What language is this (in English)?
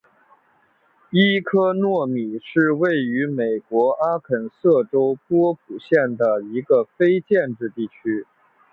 Chinese